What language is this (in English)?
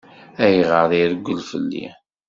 Kabyle